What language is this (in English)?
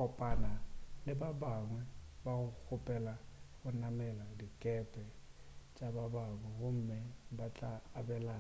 Northern Sotho